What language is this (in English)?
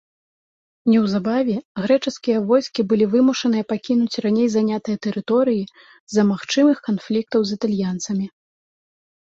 Belarusian